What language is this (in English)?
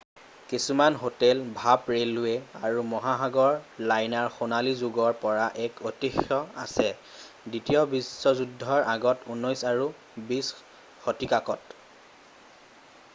Assamese